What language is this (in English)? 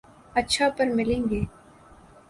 Urdu